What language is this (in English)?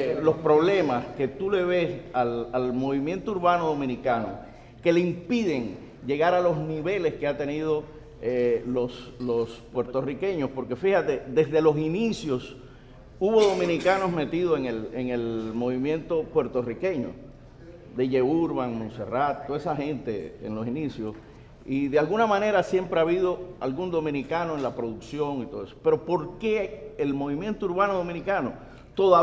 Spanish